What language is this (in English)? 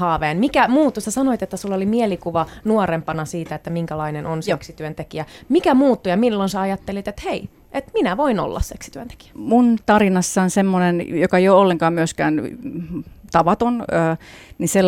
Finnish